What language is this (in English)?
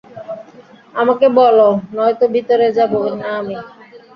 Bangla